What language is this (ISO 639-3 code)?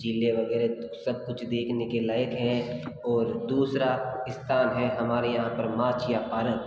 hin